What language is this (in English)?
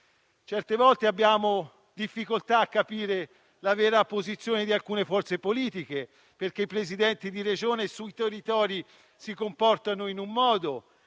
Italian